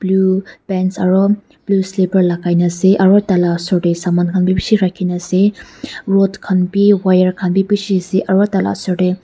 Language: Naga Pidgin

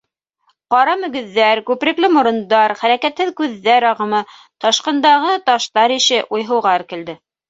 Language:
Bashkir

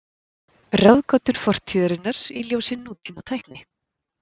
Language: Icelandic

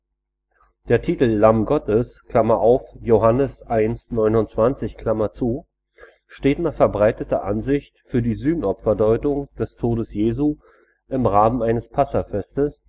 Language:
German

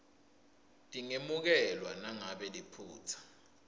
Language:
Swati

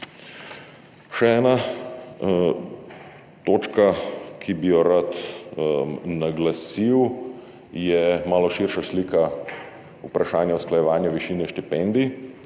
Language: Slovenian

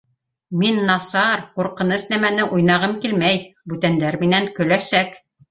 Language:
Bashkir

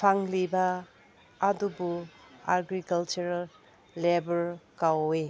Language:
Manipuri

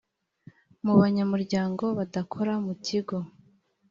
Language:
Kinyarwanda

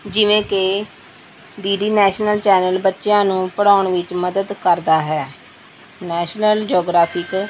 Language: Punjabi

